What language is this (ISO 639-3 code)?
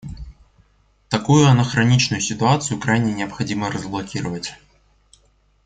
rus